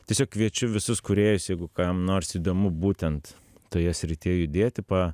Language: Lithuanian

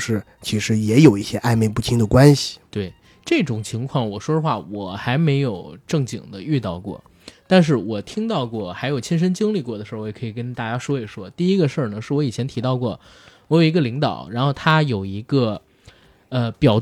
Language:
Chinese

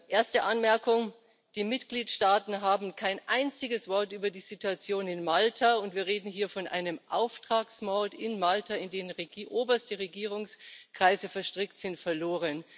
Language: German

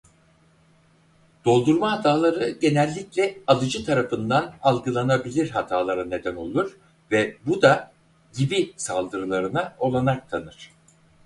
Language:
Turkish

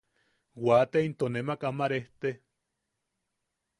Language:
Yaqui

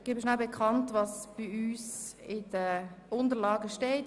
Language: Swiss German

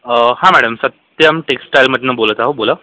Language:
Marathi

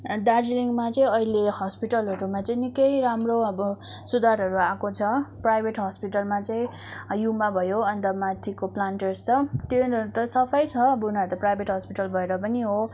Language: Nepali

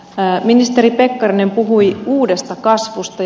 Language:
Finnish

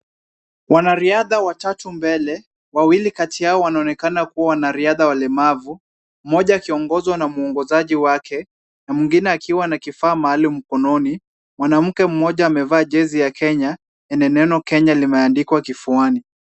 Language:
Swahili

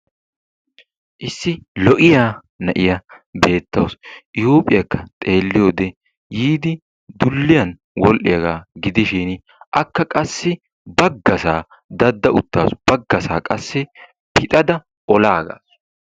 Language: Wolaytta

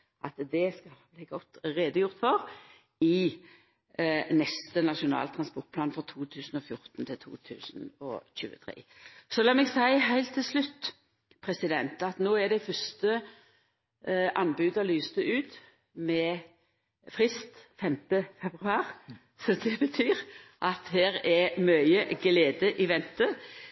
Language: Norwegian Nynorsk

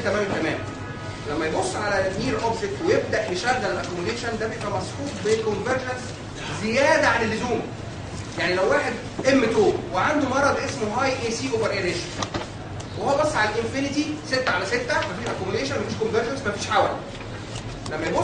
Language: Arabic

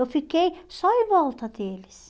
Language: Portuguese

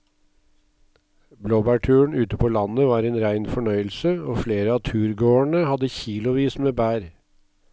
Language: Norwegian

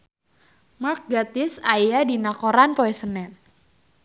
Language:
Sundanese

